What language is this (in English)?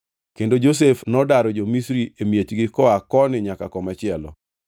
Luo (Kenya and Tanzania)